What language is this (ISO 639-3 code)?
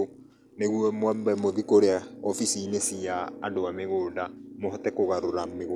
kik